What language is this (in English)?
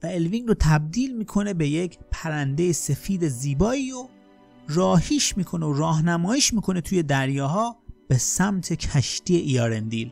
Persian